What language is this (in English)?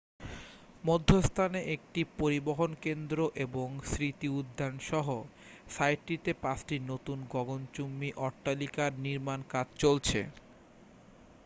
Bangla